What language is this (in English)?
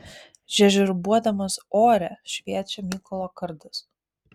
Lithuanian